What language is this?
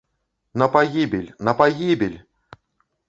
Belarusian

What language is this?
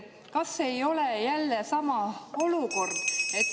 Estonian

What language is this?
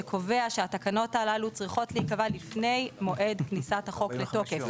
Hebrew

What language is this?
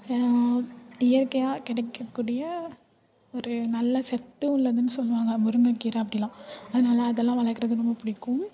Tamil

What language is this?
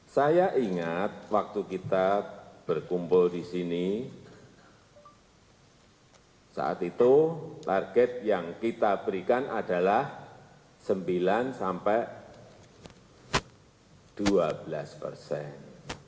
Indonesian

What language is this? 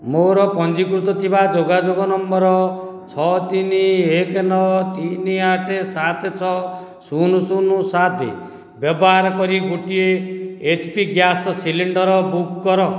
Odia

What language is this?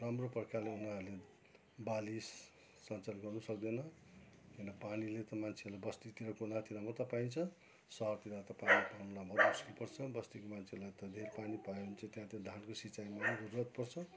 Nepali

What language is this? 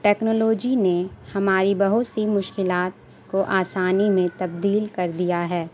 Urdu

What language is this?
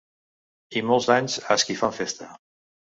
Catalan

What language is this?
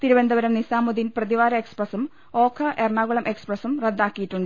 Malayalam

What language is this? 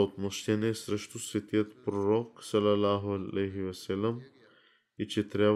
Bulgarian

